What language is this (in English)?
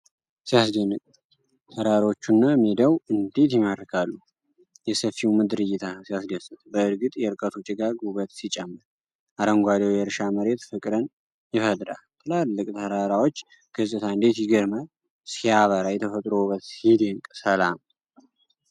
Amharic